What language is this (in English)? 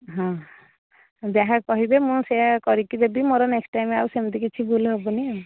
Odia